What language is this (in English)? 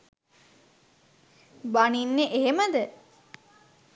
Sinhala